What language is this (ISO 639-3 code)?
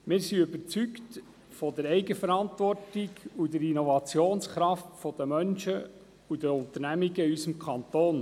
gsw